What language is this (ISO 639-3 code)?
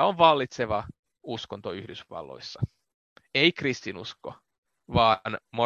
fin